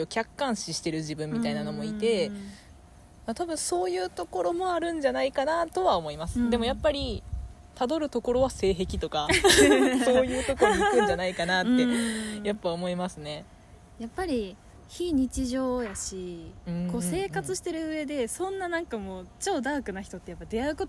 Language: Japanese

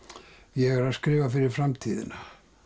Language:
Icelandic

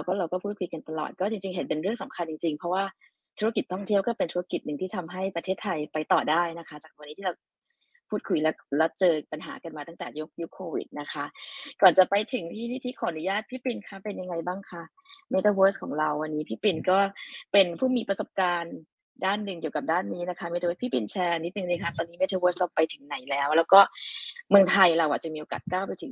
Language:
Thai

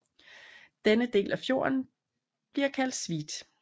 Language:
Danish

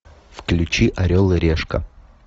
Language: Russian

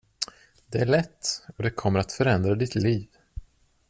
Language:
Swedish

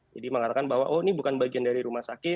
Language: Indonesian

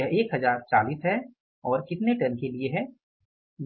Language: Hindi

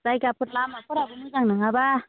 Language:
Bodo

